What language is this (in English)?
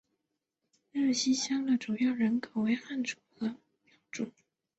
Chinese